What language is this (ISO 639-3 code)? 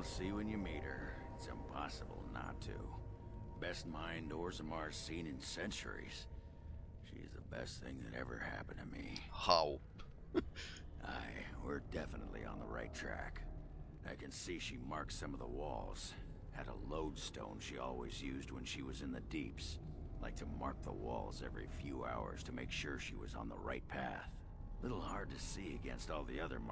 eng